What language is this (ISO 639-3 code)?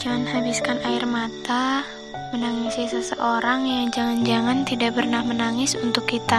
ind